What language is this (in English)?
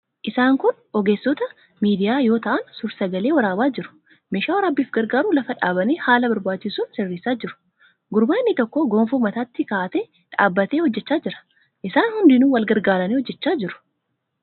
Oromo